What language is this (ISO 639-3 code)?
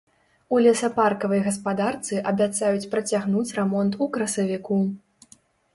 bel